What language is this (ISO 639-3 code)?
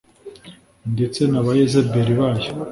kin